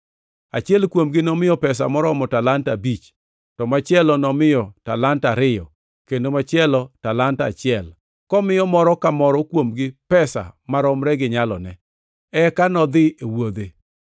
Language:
Luo (Kenya and Tanzania)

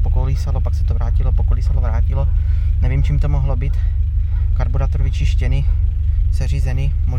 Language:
Czech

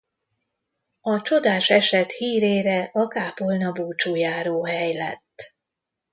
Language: Hungarian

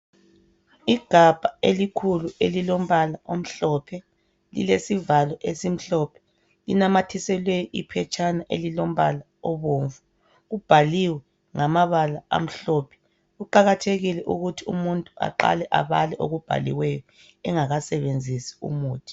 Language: North Ndebele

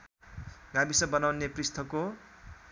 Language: Nepali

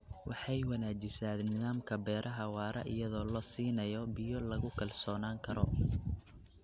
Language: Somali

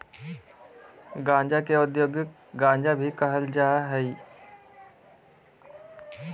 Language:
Magahi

